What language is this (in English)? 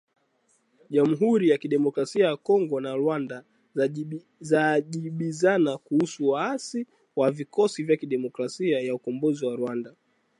Swahili